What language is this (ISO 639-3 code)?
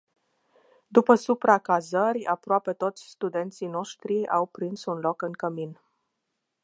ron